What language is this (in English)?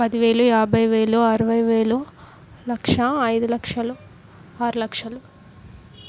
Telugu